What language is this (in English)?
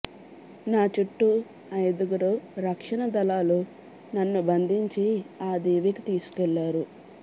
Telugu